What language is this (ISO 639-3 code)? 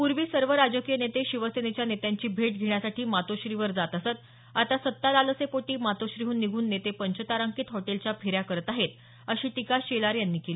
mar